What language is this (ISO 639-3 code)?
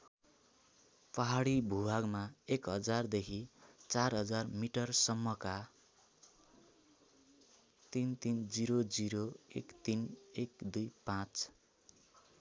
nep